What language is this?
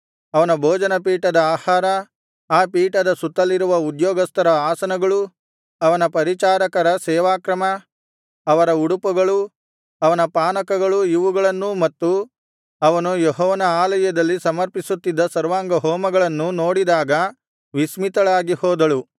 Kannada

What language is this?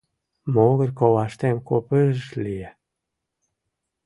Mari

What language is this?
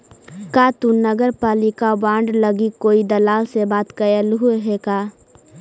Magahi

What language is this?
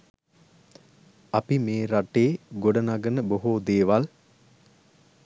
Sinhala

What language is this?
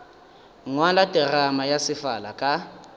Northern Sotho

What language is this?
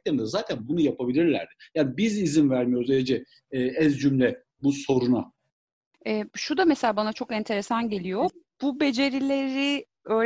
Turkish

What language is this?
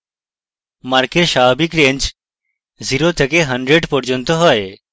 Bangla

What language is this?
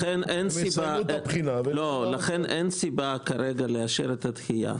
Hebrew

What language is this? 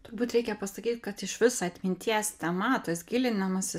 Lithuanian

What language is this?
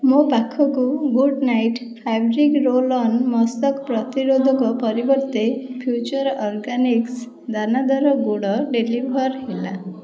Odia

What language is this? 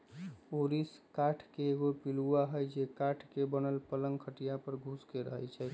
Magahi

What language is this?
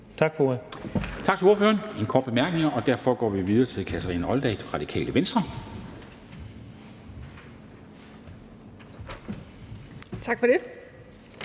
Danish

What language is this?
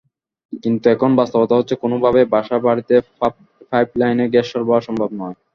Bangla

